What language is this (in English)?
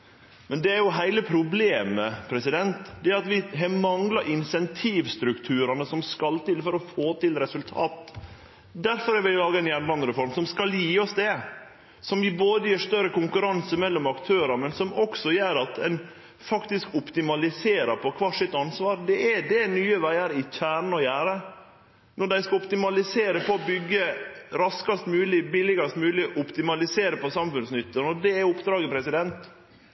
Norwegian Nynorsk